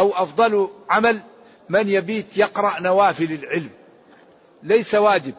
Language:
Arabic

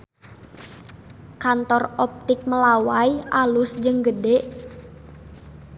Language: Sundanese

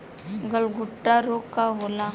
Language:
Bhojpuri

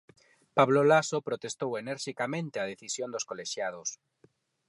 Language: Galician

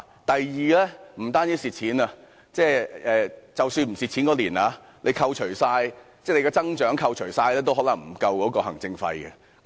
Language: Cantonese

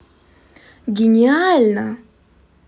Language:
Russian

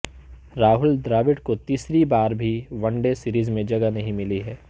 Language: Urdu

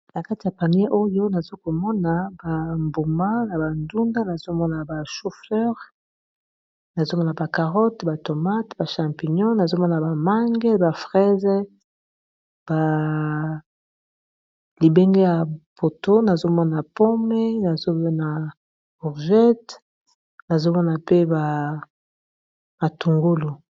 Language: Lingala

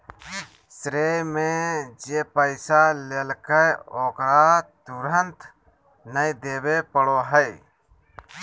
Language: Magahi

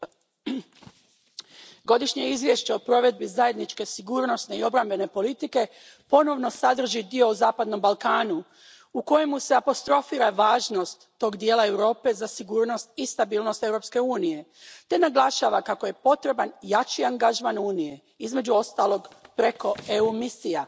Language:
Croatian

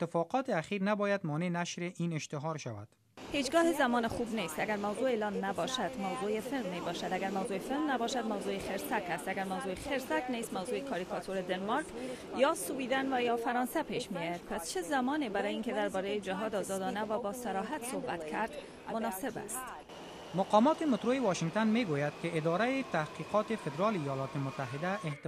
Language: Persian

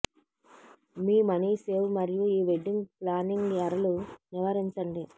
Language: Telugu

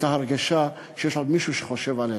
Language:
Hebrew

